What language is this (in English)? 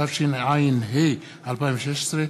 Hebrew